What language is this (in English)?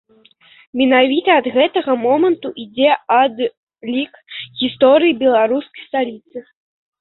Belarusian